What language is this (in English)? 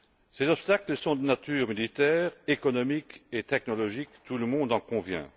French